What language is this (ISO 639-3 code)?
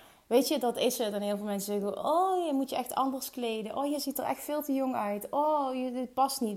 nld